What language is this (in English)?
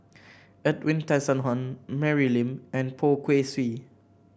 English